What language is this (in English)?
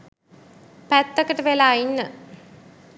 Sinhala